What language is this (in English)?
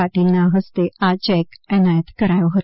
Gujarati